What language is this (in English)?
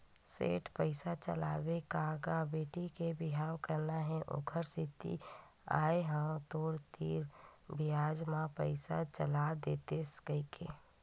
Chhattisgarhi